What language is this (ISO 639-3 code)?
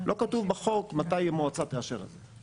heb